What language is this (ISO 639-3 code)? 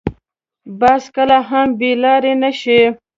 pus